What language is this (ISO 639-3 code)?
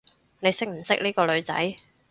yue